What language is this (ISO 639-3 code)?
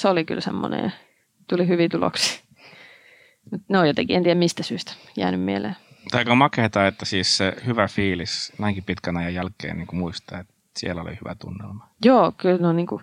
fin